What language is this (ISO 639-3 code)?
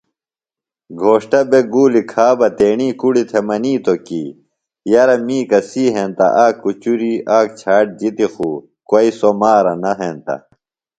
phl